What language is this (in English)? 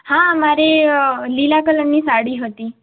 Gujarati